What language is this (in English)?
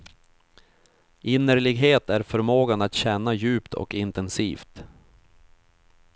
Swedish